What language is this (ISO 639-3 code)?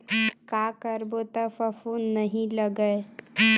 hne